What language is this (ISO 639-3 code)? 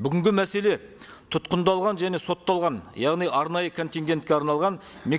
tur